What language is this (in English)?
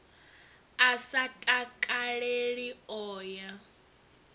Venda